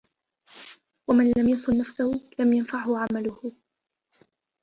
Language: Arabic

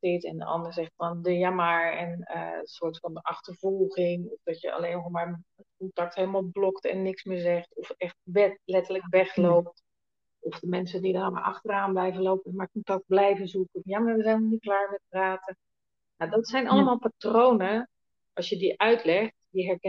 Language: Dutch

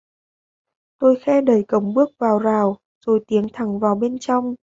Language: Vietnamese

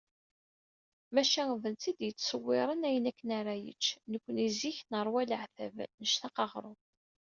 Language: Kabyle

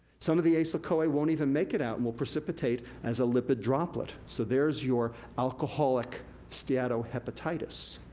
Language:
English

